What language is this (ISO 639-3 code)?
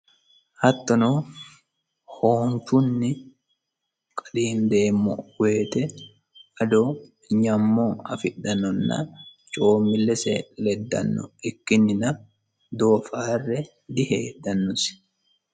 sid